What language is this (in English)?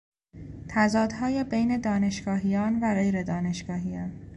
Persian